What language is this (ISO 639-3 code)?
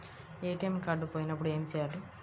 tel